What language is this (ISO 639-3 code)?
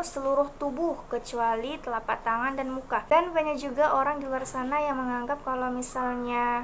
ind